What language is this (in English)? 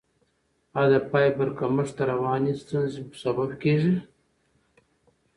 Pashto